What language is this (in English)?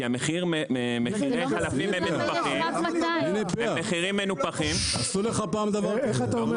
Hebrew